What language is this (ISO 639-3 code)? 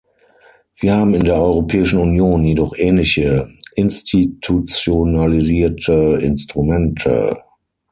deu